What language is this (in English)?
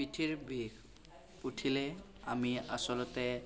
Assamese